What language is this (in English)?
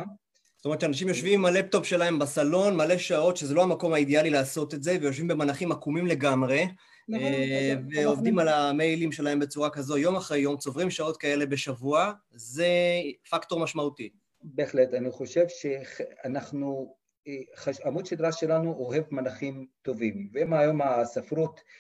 Hebrew